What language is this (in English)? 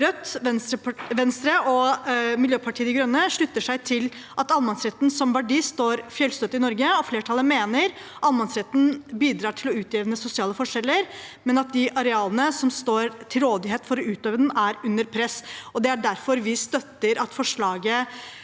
Norwegian